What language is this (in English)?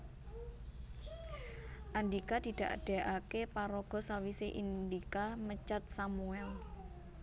Javanese